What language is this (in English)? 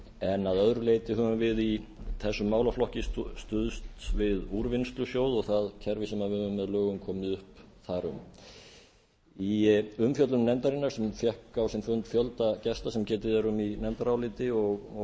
Icelandic